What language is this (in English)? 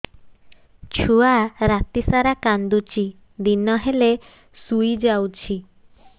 Odia